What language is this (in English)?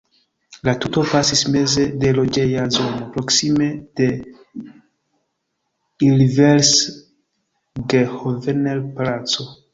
Esperanto